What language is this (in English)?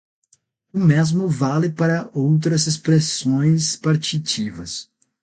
Portuguese